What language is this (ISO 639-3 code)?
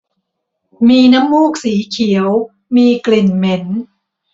tha